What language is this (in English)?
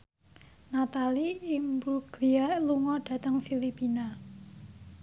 Javanese